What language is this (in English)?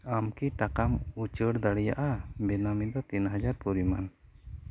Santali